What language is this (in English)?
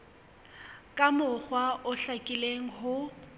Southern Sotho